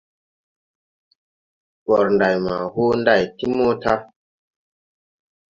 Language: Tupuri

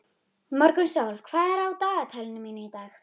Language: Icelandic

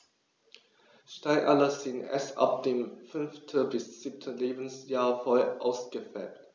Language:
German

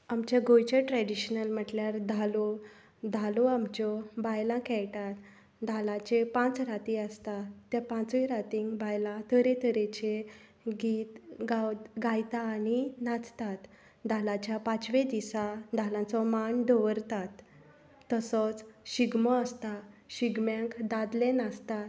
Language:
Konkani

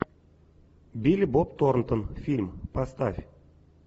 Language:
Russian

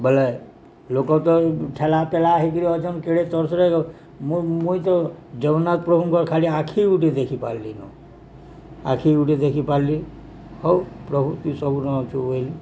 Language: Odia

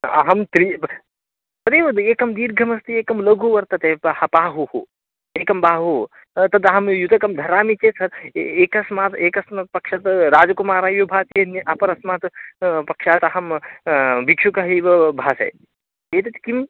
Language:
Sanskrit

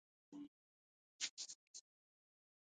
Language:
Pashto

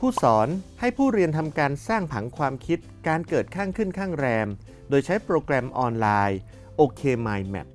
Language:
Thai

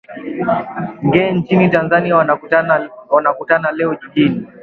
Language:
Swahili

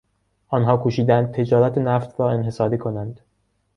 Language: Persian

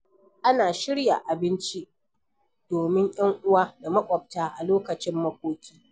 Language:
Hausa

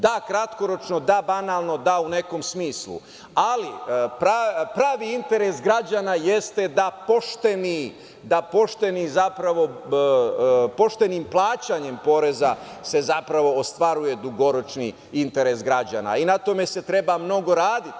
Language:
Serbian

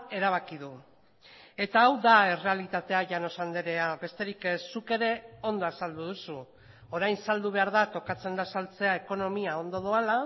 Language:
Basque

